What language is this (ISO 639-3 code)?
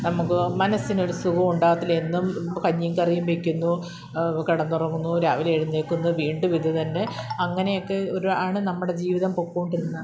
mal